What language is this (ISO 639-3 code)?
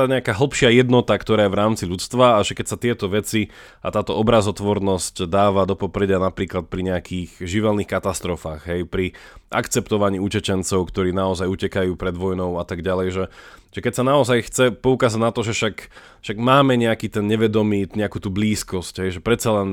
slk